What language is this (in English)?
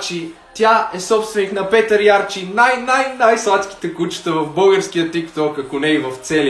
Bulgarian